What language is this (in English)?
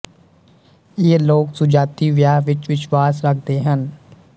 Punjabi